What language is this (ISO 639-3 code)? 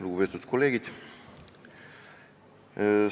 est